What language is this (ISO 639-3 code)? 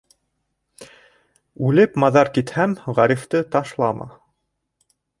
bak